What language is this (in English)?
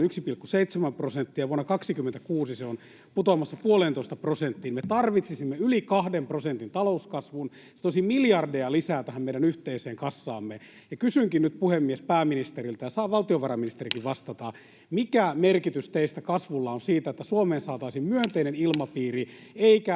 Finnish